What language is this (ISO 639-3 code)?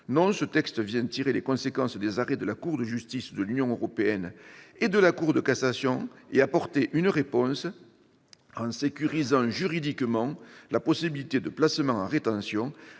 fra